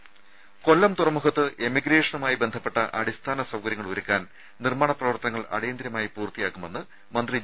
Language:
Malayalam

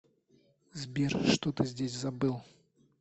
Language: Russian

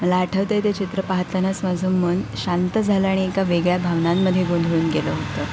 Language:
Marathi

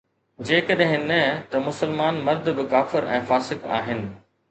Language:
Sindhi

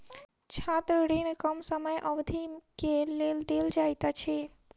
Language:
Maithili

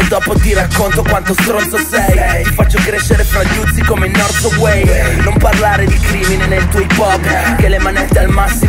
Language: Italian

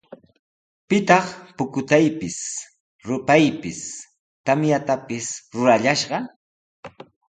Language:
Sihuas Ancash Quechua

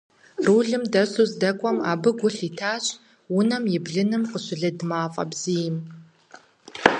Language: Kabardian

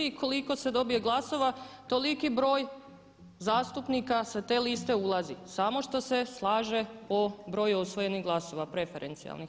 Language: Croatian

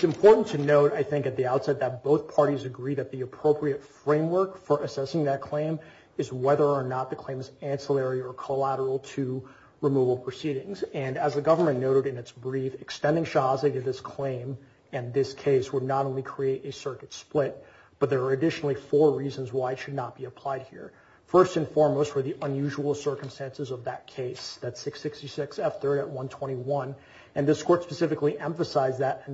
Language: English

